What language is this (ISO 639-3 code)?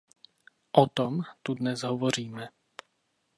ces